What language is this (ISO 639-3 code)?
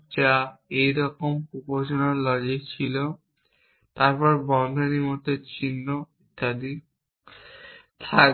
ben